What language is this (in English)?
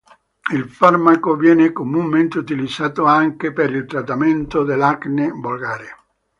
Italian